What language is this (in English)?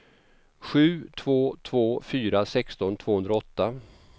Swedish